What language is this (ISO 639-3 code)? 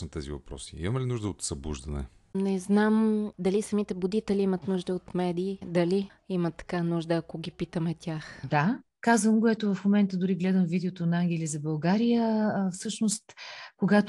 bul